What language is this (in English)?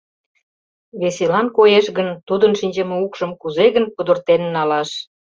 Mari